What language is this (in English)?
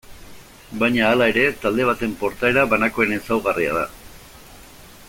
Basque